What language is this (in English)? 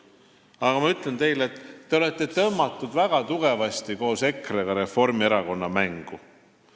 Estonian